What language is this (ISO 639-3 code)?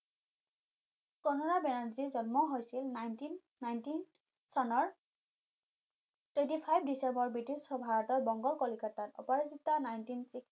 asm